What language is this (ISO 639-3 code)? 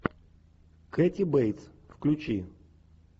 rus